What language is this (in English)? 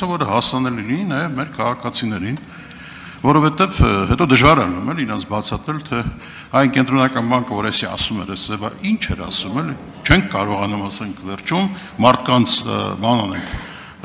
Turkish